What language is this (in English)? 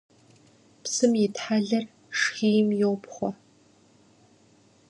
Kabardian